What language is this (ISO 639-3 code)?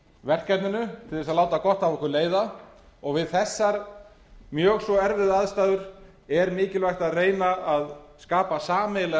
isl